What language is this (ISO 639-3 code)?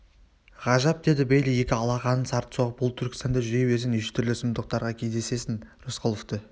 kaz